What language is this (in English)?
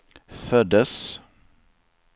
Swedish